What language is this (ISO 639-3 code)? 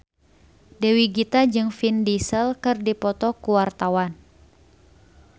sun